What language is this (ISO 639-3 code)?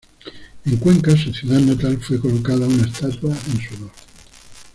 spa